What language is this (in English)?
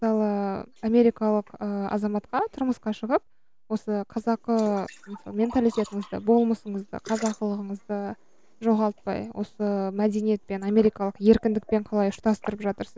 Kazakh